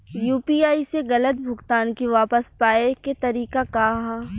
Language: Bhojpuri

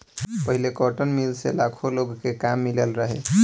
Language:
Bhojpuri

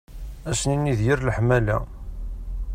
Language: Kabyle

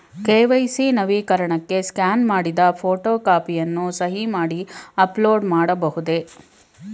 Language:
Kannada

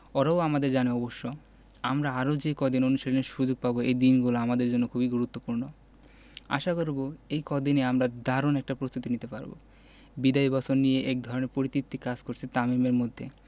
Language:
Bangla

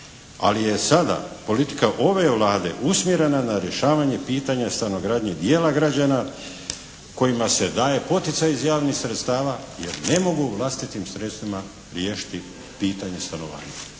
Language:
Croatian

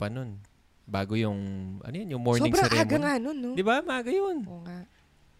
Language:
Filipino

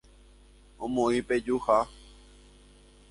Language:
Guarani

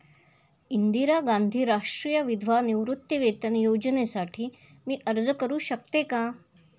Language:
Marathi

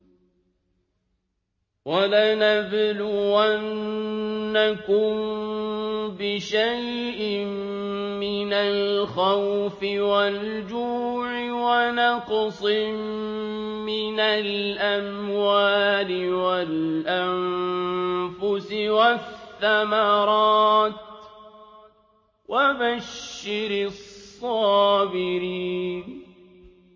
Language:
Arabic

